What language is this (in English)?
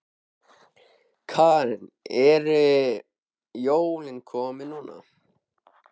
Icelandic